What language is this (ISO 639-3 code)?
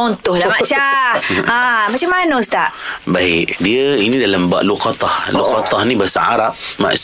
msa